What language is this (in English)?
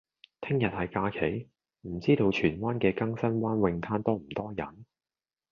Cantonese